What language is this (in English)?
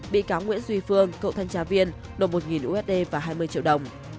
Vietnamese